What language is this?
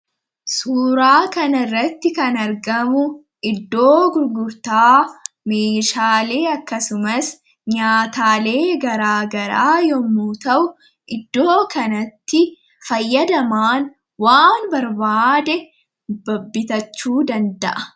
Oromo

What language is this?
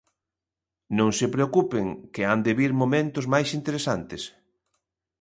Galician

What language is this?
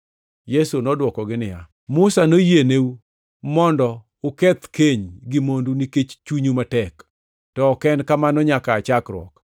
Luo (Kenya and Tanzania)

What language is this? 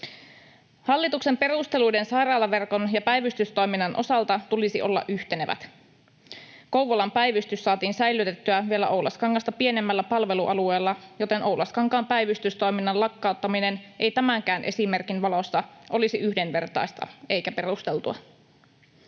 Finnish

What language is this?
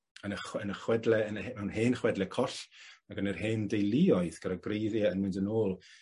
Welsh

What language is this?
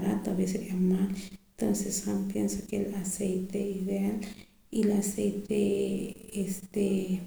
Poqomam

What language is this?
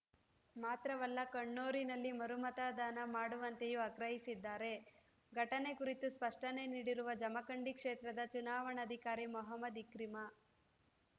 Kannada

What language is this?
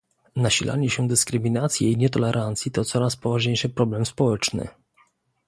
Polish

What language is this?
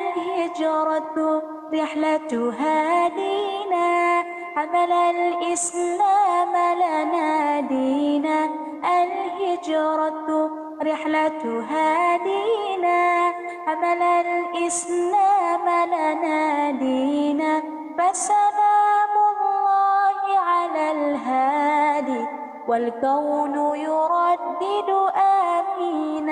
Arabic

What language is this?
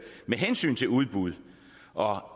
Danish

